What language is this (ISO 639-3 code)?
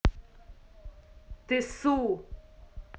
rus